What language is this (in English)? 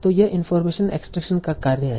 Hindi